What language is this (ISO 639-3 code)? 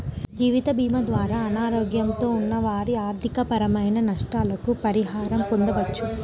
tel